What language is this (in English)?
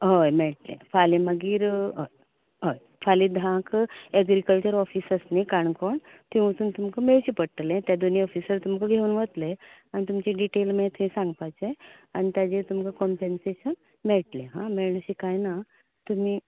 Konkani